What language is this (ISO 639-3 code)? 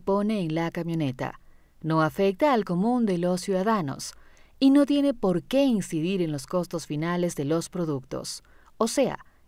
spa